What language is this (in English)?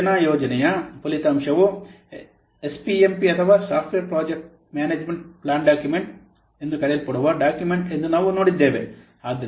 Kannada